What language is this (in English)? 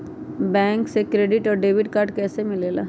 Magahi